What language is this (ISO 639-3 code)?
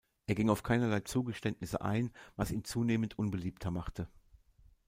deu